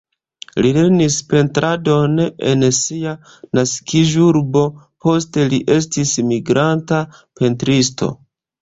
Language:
Esperanto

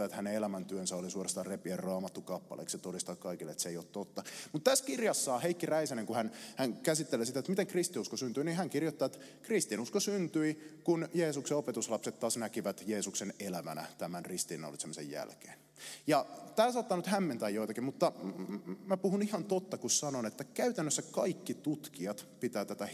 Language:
Finnish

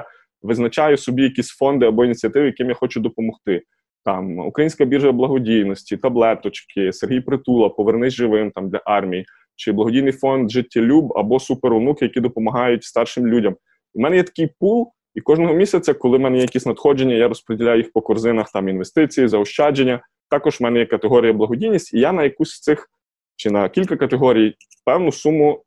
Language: Ukrainian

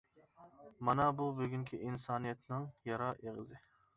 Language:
Uyghur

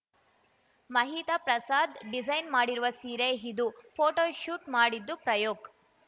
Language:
Kannada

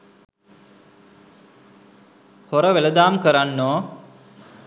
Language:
Sinhala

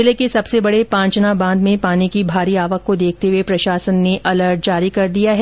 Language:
Hindi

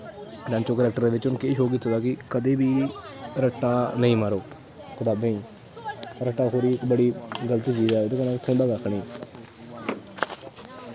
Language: Dogri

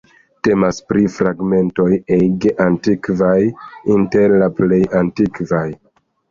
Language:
Esperanto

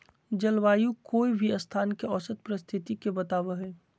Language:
Magahi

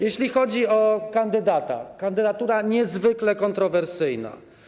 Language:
Polish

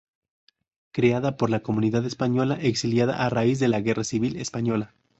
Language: Spanish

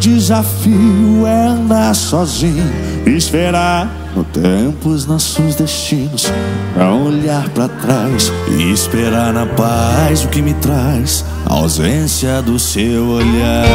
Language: Portuguese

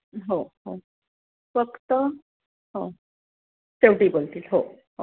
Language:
Marathi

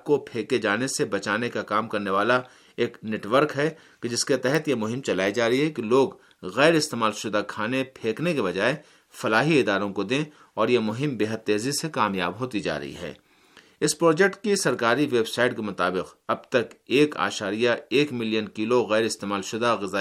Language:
Urdu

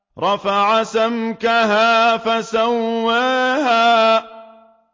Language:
Arabic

